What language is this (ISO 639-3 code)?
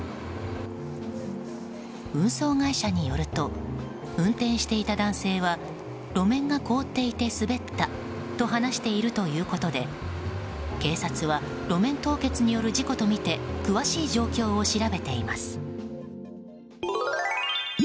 jpn